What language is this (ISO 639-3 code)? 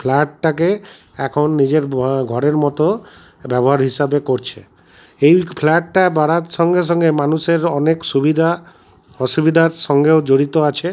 ben